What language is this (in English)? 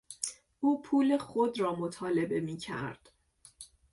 Persian